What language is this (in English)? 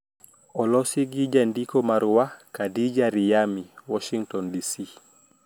Luo (Kenya and Tanzania)